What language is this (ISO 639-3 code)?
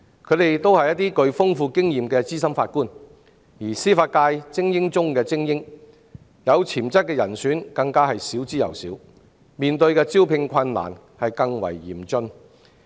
yue